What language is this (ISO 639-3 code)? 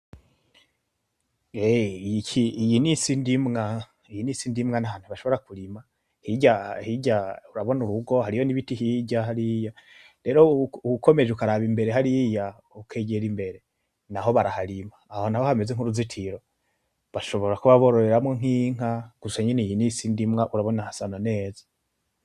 run